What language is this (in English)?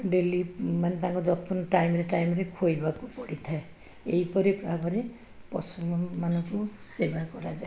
Odia